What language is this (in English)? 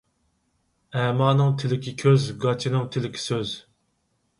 Uyghur